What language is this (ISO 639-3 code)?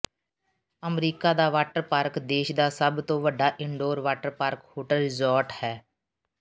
pan